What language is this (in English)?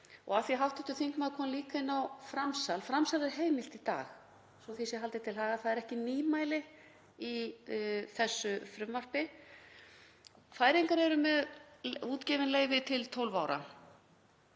Icelandic